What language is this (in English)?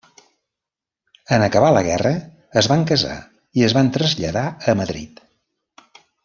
Catalan